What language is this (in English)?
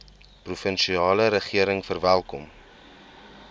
Afrikaans